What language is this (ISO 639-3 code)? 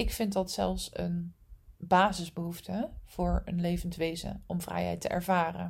nld